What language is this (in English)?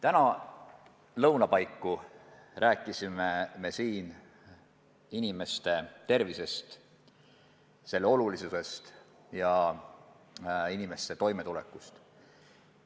Estonian